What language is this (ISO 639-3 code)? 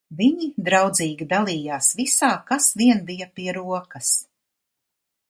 lav